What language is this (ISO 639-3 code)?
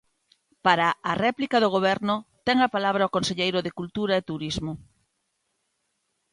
glg